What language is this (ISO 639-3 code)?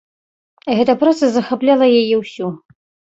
bel